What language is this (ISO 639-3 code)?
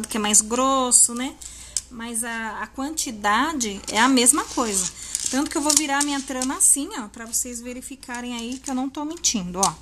por